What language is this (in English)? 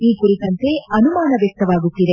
Kannada